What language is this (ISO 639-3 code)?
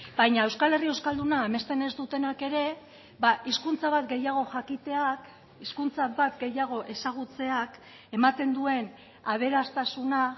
eus